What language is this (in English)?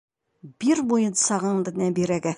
Bashkir